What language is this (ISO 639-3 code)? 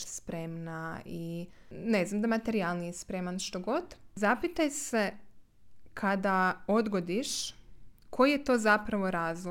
hrv